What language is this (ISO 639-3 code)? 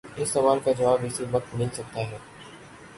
urd